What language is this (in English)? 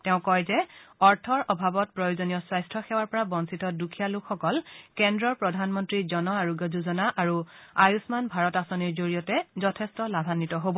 Assamese